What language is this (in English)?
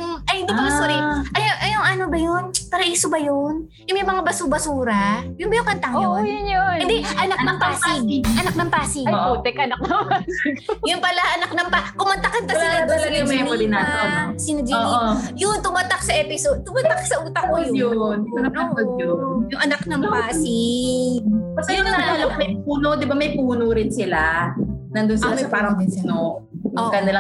Filipino